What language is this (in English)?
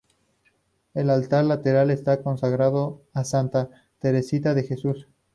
Spanish